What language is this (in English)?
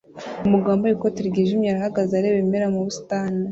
Kinyarwanda